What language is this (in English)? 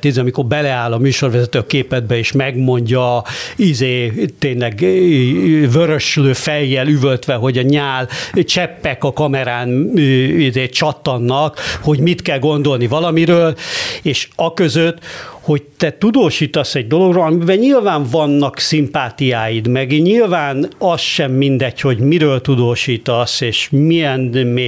Hungarian